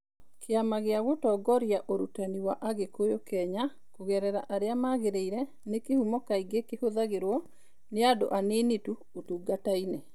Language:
Kikuyu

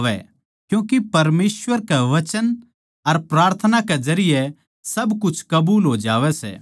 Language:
Haryanvi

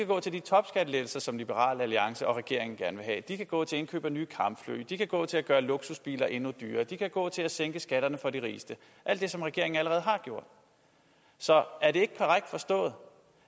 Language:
Danish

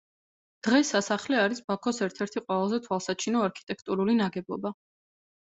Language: Georgian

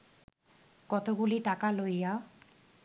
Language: Bangla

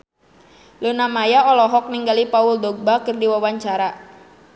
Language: Sundanese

